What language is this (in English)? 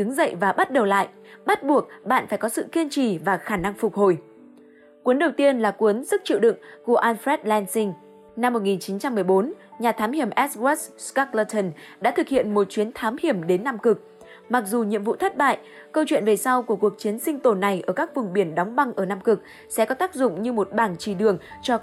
Vietnamese